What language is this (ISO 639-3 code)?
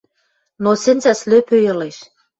mrj